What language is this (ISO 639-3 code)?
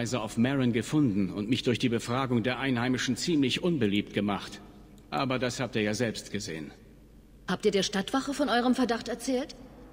deu